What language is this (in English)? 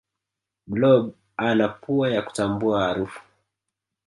Swahili